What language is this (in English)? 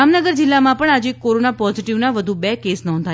Gujarati